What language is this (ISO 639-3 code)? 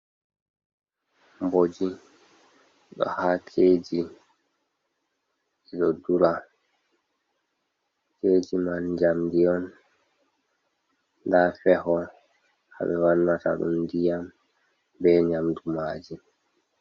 ful